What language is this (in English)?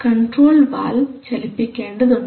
Malayalam